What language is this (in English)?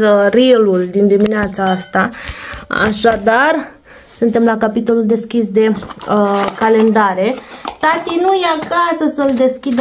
Romanian